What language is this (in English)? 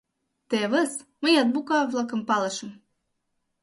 Mari